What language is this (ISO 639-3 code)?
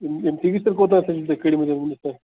kas